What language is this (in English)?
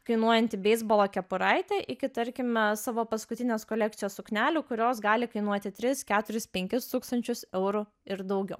Lithuanian